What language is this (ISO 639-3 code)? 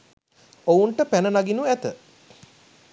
sin